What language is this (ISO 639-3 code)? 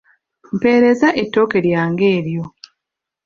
lug